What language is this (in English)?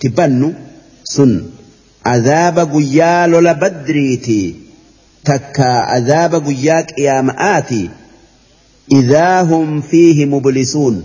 Arabic